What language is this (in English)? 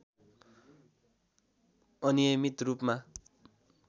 Nepali